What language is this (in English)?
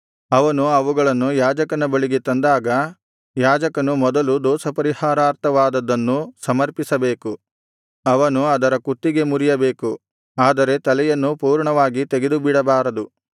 Kannada